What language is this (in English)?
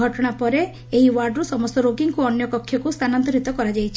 Odia